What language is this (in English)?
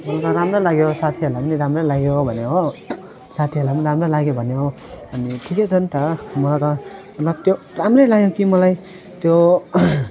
Nepali